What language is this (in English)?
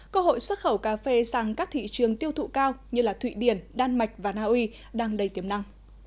Vietnamese